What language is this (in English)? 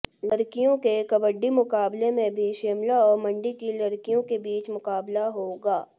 Hindi